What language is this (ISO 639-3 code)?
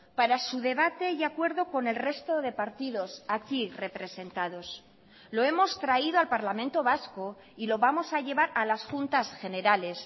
spa